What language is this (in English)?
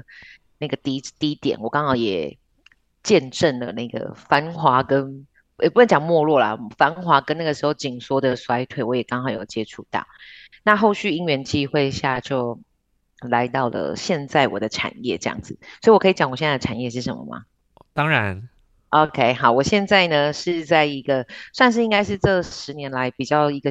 Chinese